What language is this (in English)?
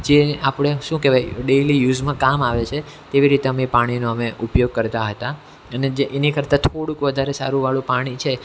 Gujarati